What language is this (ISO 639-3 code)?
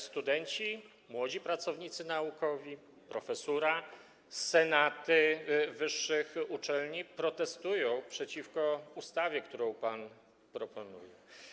pol